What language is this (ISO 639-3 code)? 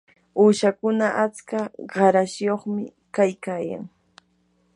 qur